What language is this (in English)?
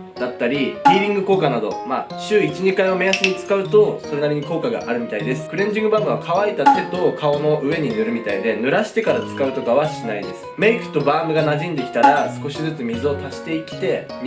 Japanese